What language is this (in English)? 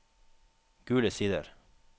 Norwegian